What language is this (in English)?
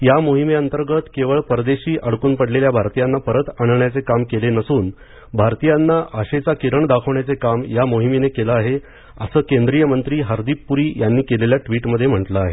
Marathi